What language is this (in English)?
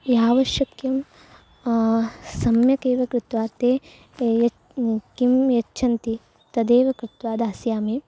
Sanskrit